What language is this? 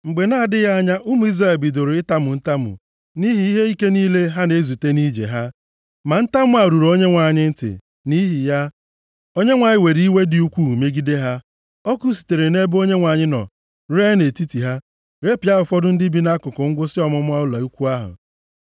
Igbo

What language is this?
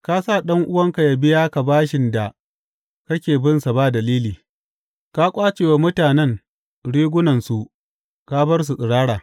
Hausa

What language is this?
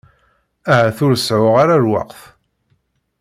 Kabyle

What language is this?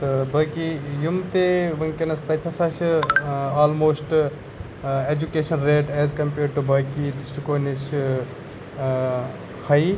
Kashmiri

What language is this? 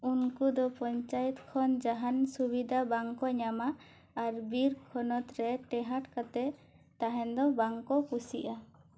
Santali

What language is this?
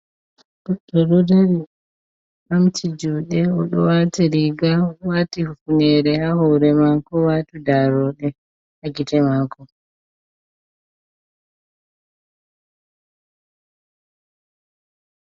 Fula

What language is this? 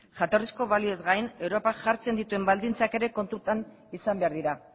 Basque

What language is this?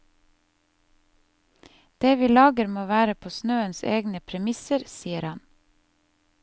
Norwegian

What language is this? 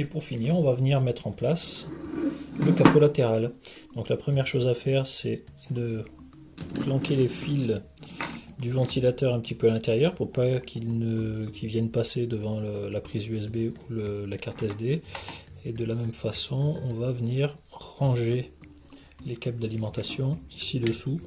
French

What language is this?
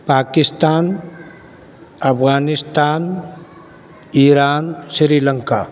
Urdu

